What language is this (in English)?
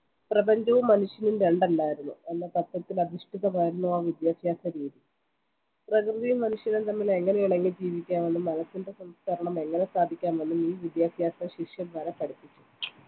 Malayalam